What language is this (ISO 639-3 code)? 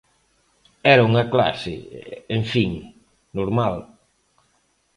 glg